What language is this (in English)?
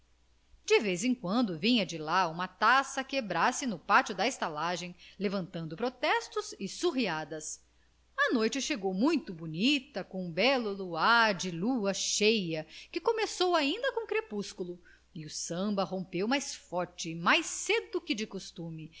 Portuguese